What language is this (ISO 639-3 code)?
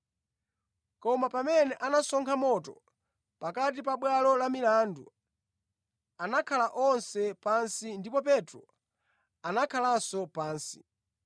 nya